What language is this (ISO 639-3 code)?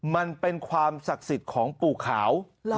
tha